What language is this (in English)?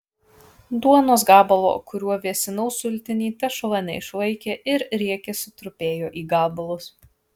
Lithuanian